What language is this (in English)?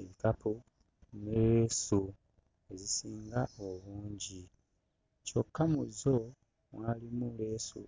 Ganda